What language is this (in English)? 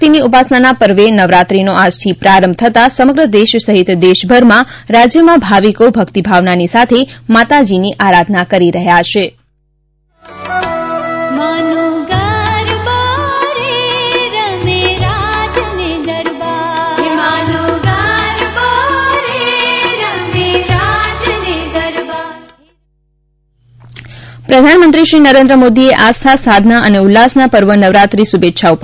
Gujarati